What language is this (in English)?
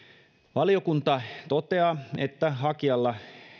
Finnish